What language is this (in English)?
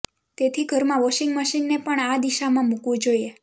Gujarati